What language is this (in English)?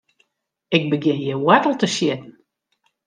Western Frisian